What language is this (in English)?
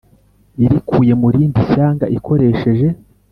Kinyarwanda